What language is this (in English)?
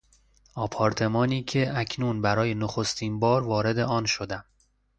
Persian